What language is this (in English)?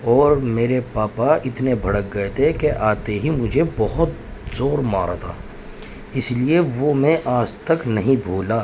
Urdu